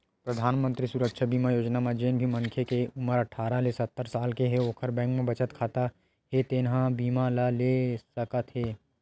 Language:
Chhattisgarhi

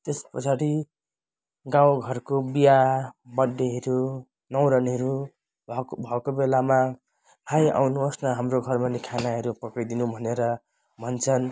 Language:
Nepali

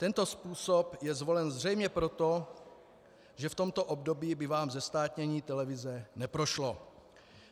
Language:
Czech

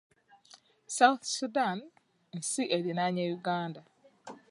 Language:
Ganda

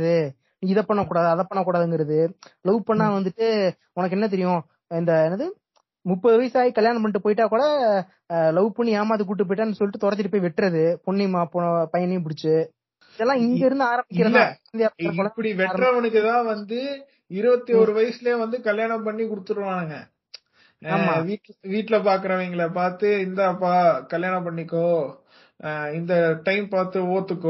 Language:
Tamil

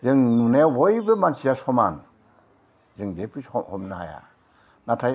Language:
Bodo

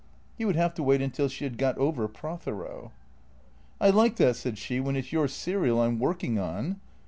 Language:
English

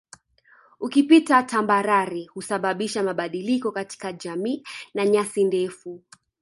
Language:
Swahili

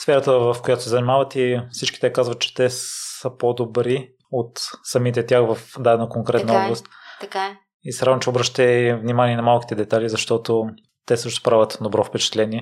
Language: Bulgarian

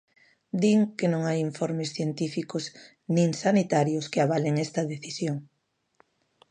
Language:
Galician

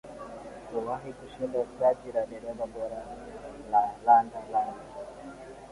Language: Swahili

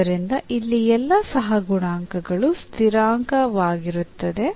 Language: Kannada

